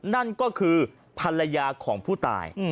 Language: Thai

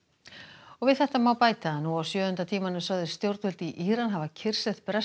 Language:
Icelandic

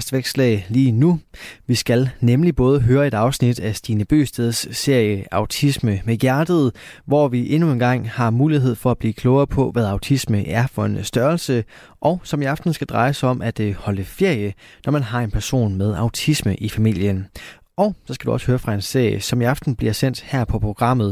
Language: Danish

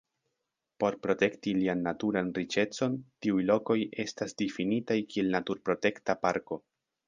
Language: Esperanto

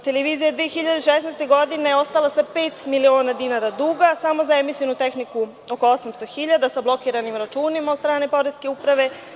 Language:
Serbian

